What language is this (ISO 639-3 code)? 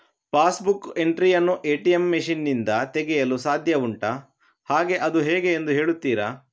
kan